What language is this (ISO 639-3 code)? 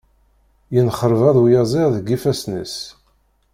kab